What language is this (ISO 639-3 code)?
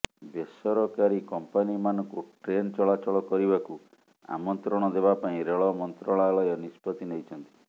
ori